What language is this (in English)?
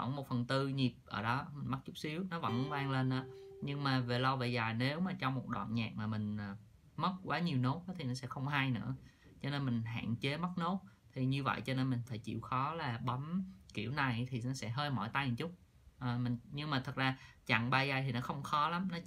Vietnamese